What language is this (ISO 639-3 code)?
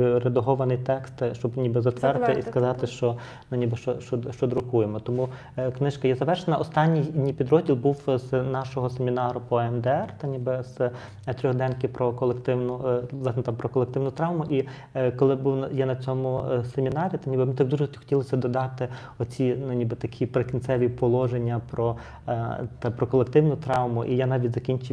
ukr